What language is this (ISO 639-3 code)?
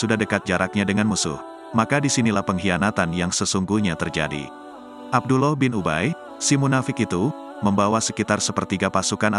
ind